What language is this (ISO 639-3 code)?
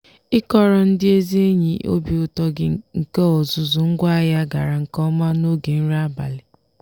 ibo